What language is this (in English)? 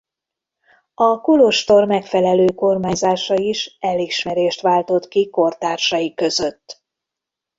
Hungarian